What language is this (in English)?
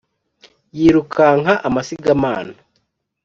Kinyarwanda